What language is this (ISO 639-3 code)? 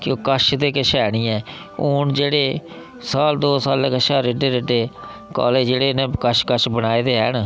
doi